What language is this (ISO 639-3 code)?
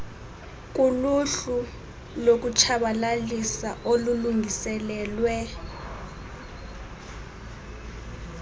xho